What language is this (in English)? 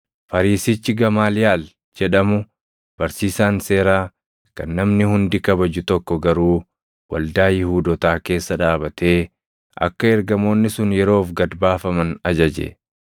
Oromo